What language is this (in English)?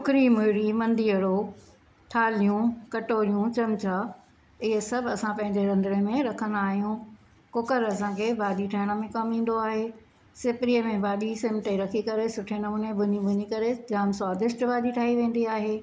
Sindhi